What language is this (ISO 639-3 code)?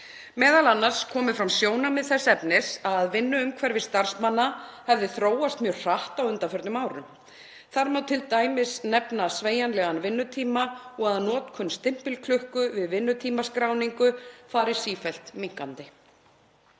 isl